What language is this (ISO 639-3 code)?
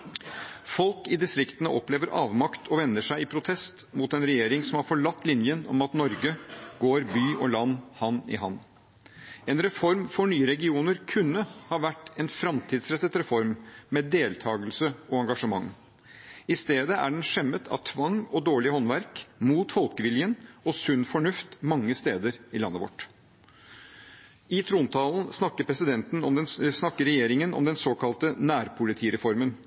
nob